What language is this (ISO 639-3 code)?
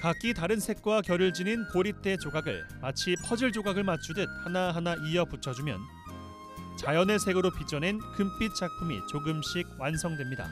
kor